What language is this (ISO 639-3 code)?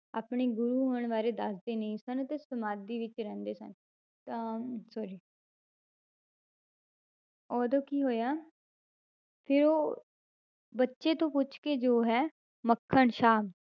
pan